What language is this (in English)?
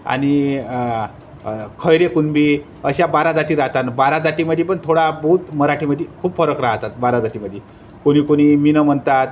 Marathi